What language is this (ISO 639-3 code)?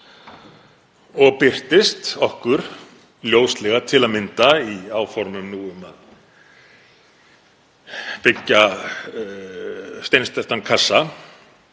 isl